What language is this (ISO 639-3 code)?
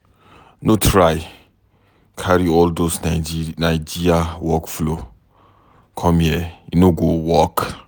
pcm